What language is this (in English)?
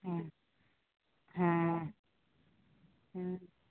Maithili